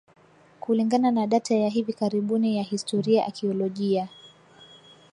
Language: Swahili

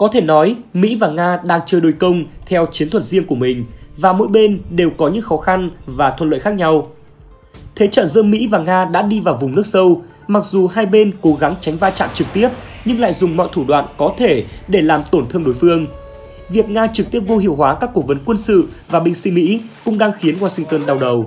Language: Vietnamese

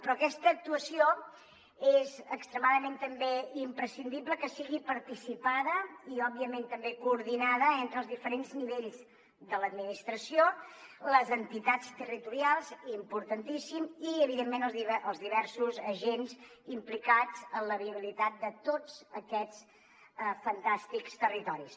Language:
Catalan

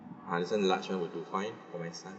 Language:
English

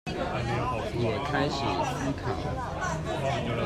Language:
Chinese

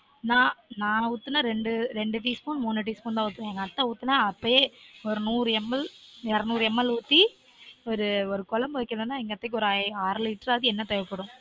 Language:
Tamil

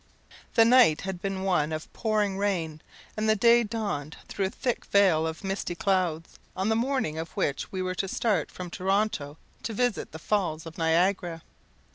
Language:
English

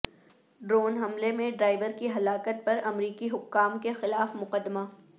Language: Urdu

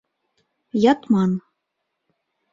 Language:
Mari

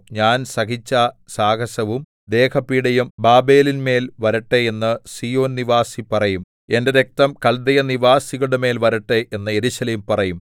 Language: Malayalam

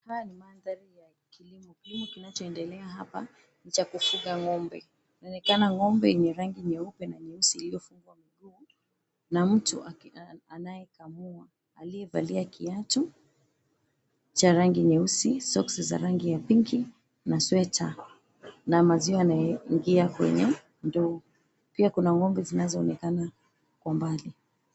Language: Swahili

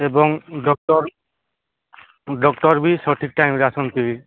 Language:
Odia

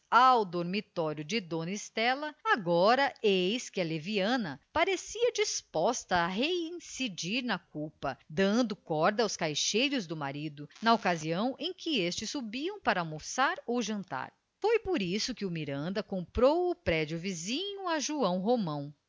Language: Portuguese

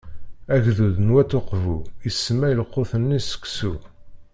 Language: Kabyle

